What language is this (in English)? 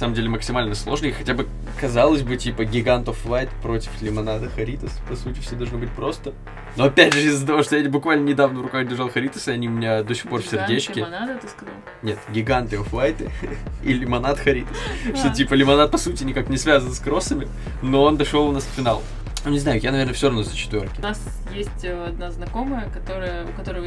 Russian